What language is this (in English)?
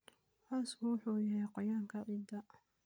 Somali